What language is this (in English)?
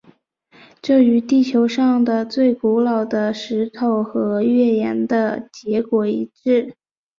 Chinese